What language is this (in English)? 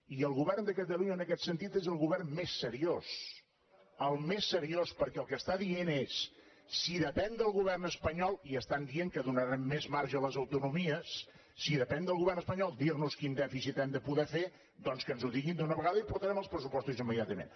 Catalan